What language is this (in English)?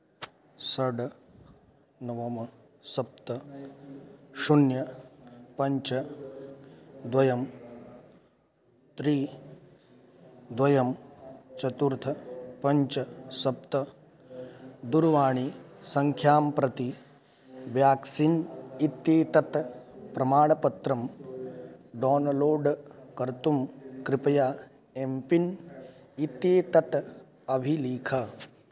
Sanskrit